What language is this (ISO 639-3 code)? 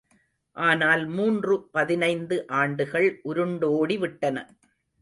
tam